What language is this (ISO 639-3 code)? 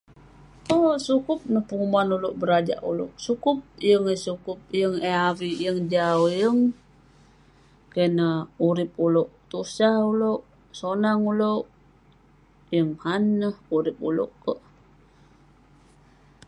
pne